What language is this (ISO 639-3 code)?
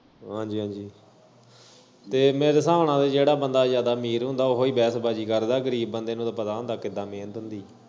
pan